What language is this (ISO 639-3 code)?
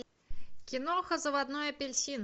rus